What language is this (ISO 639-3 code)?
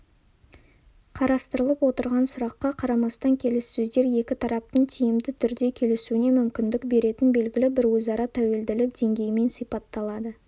kaz